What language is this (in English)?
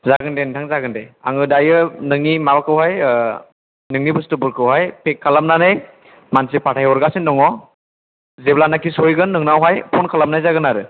Bodo